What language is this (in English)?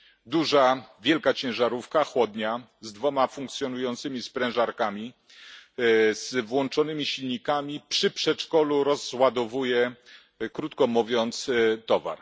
Polish